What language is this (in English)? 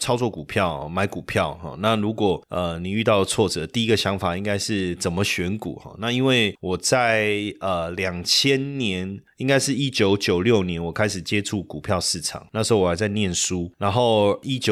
Chinese